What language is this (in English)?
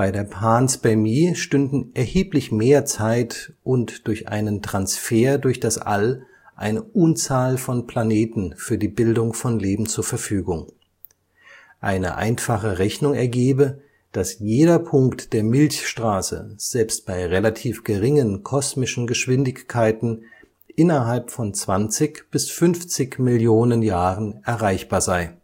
German